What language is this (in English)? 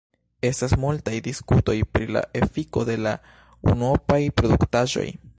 Esperanto